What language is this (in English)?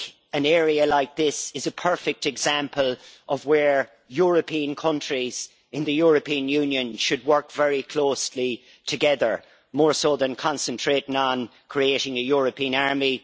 English